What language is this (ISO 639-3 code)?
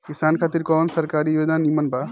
bho